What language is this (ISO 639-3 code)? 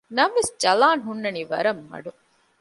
div